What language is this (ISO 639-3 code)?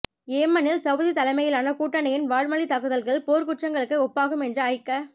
tam